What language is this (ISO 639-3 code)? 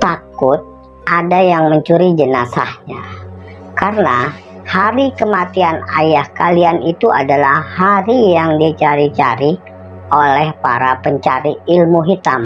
ind